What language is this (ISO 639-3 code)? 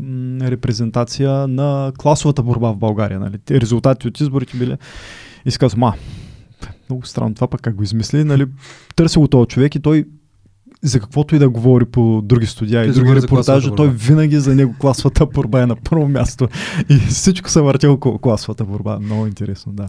bul